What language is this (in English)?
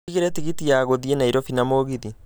Kikuyu